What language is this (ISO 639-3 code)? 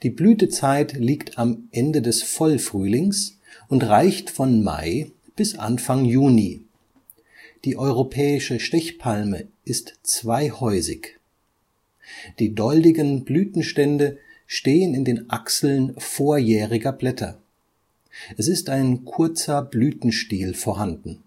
deu